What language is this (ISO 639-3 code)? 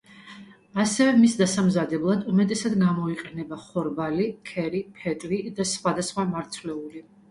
kat